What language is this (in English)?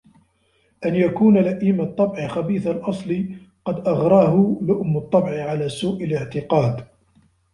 Arabic